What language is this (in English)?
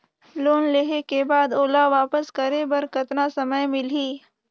Chhattisgarhi